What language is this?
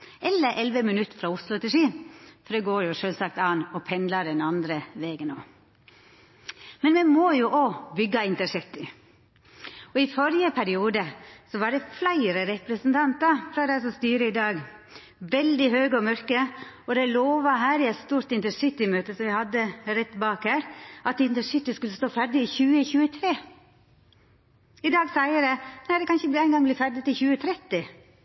Norwegian Nynorsk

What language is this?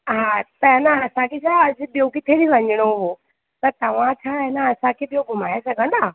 Sindhi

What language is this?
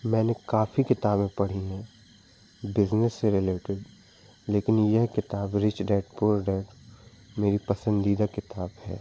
Hindi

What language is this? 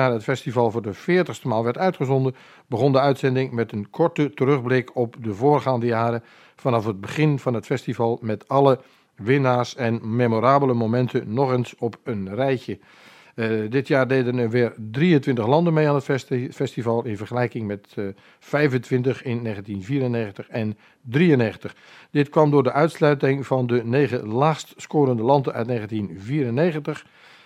Dutch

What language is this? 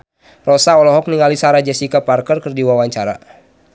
Sundanese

